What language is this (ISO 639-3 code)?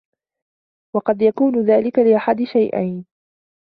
ara